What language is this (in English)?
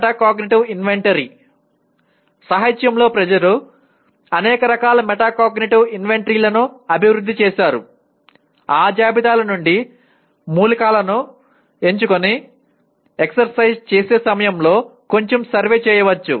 Telugu